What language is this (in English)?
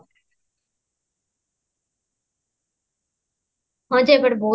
Odia